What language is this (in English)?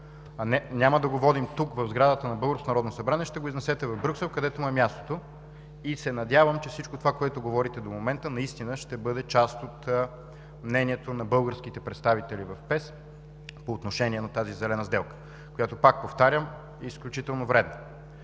Bulgarian